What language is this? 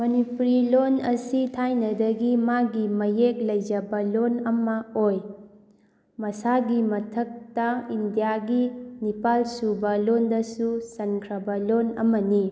Manipuri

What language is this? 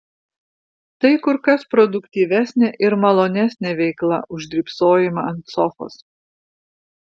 Lithuanian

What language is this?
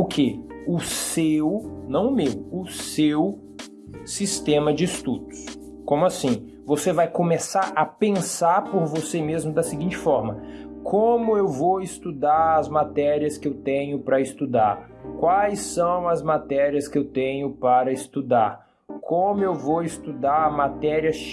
Portuguese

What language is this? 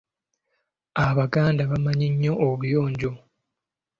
Ganda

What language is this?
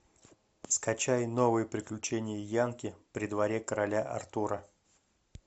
Russian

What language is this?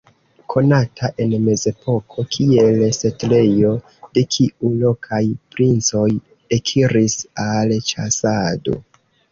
Esperanto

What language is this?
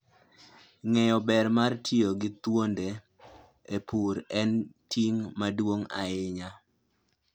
Luo (Kenya and Tanzania)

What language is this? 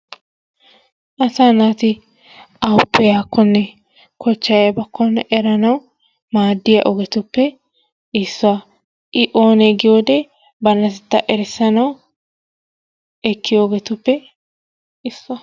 Wolaytta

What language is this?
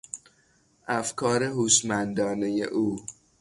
Persian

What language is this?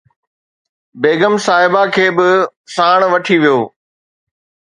Sindhi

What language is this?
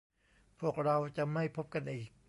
Thai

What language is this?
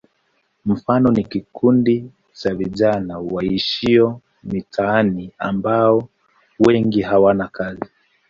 Swahili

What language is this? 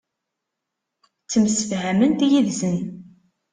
Kabyle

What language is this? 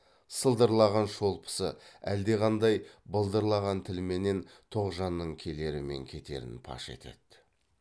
Kazakh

